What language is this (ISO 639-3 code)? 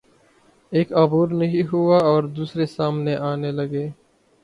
urd